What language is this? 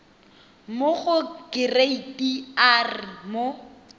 Tswana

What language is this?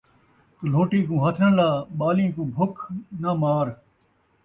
Saraiki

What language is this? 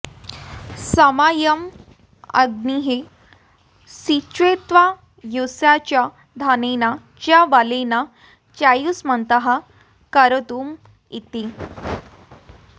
Sanskrit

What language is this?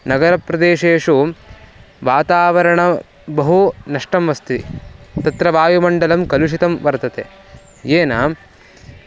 Sanskrit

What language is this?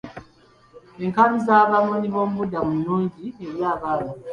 Ganda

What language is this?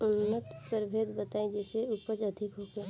Bhojpuri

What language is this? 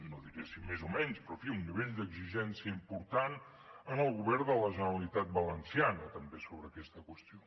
Catalan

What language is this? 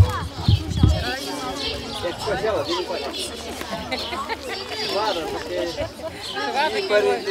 Romanian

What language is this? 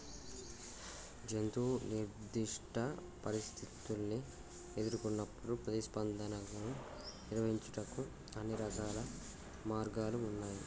Telugu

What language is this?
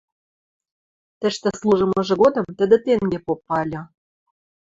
Western Mari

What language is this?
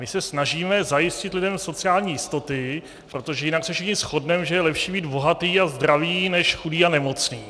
Czech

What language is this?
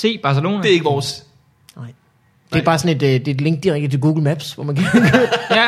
Danish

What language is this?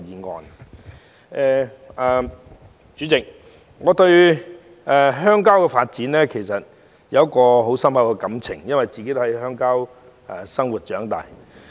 Cantonese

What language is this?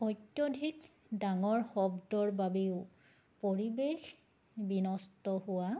Assamese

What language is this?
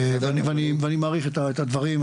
Hebrew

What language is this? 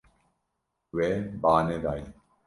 Kurdish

